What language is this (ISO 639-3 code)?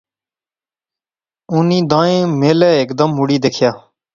phr